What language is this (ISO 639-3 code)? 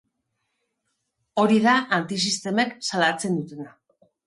eus